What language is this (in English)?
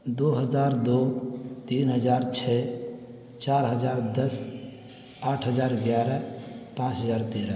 Urdu